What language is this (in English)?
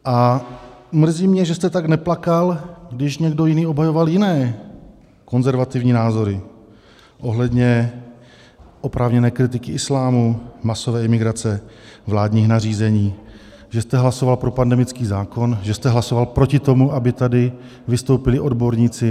Czech